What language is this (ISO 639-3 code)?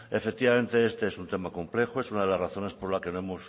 spa